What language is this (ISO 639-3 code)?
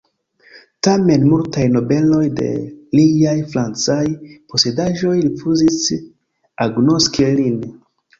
epo